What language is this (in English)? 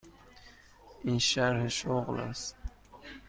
Persian